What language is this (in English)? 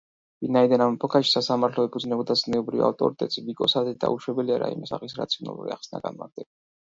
Georgian